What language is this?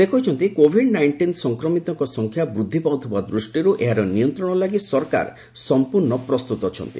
Odia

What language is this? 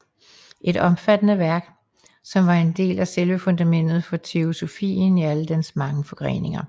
Danish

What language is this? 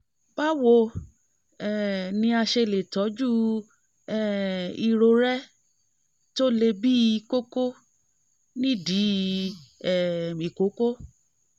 Yoruba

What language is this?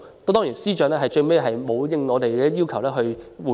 Cantonese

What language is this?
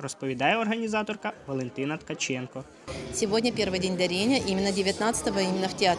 Ukrainian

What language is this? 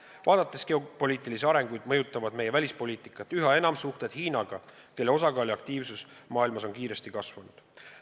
Estonian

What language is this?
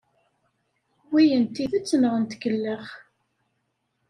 Kabyle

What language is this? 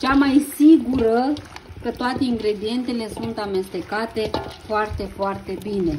Romanian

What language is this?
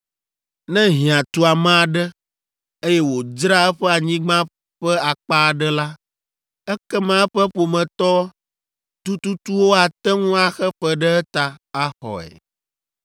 Ewe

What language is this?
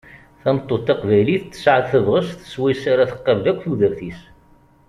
Kabyle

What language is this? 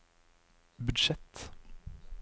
Norwegian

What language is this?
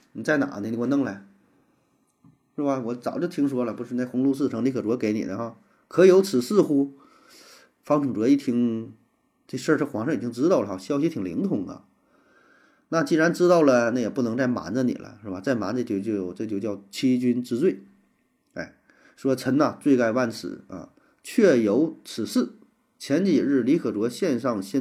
Chinese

